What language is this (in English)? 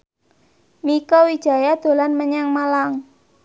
Javanese